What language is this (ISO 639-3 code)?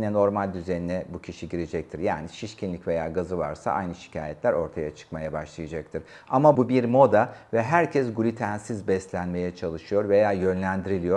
tur